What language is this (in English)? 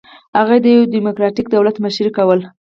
Pashto